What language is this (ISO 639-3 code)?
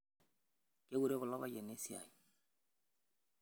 mas